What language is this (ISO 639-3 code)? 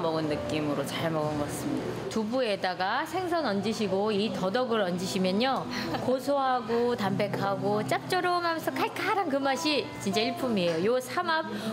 kor